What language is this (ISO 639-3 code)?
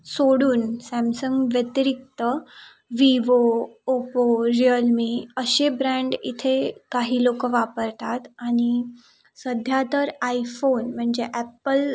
mar